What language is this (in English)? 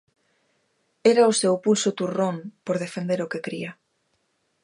Galician